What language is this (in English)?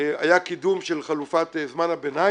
Hebrew